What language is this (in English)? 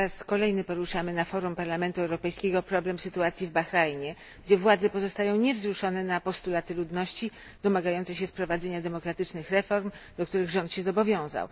Polish